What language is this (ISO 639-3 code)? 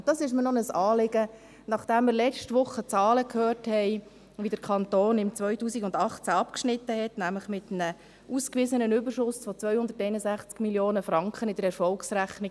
gsw